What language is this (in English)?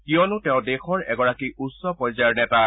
Assamese